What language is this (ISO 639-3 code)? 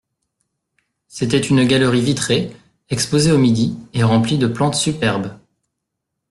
fra